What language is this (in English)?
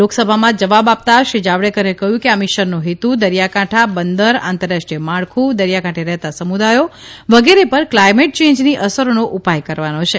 Gujarati